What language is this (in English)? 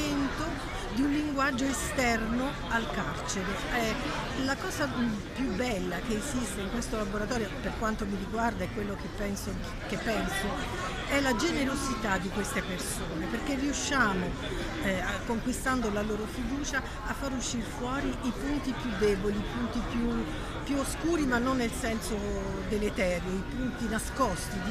Italian